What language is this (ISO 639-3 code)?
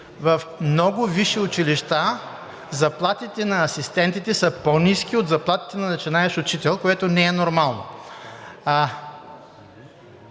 bul